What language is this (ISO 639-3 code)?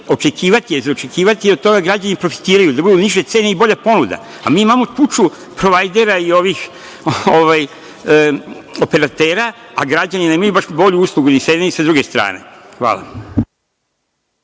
srp